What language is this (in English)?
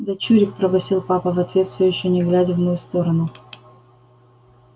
Russian